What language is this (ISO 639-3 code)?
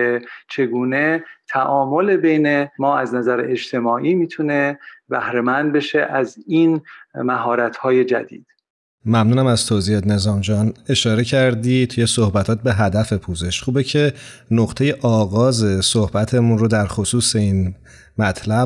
fas